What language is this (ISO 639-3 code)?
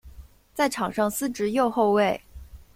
zho